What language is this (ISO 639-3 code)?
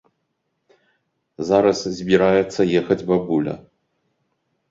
bel